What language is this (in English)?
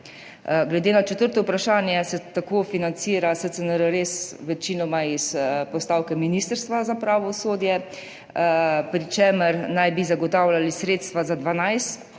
Slovenian